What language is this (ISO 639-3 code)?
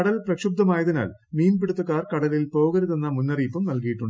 mal